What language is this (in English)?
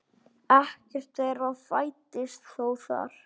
Icelandic